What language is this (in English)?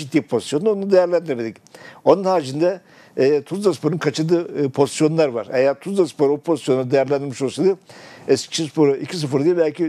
Turkish